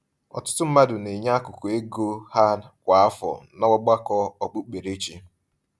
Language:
Igbo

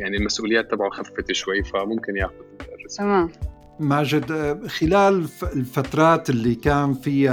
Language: Arabic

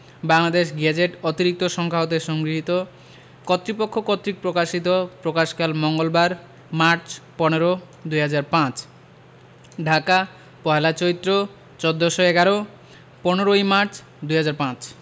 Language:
Bangla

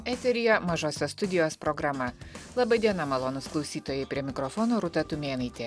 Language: Lithuanian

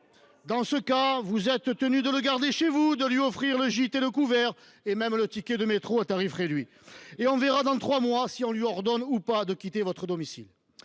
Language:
French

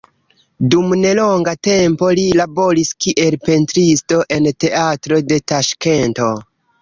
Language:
Esperanto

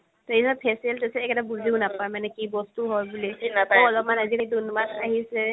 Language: Assamese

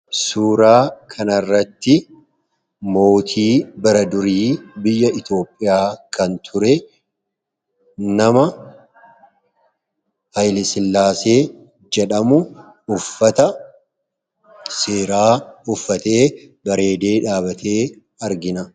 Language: Oromo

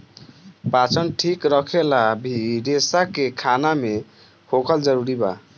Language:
Bhojpuri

